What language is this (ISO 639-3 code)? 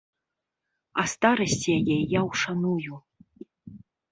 bel